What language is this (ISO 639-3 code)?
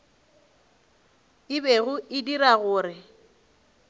nso